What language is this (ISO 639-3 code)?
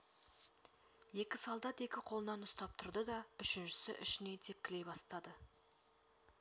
kaz